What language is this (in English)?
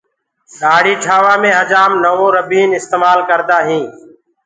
Gurgula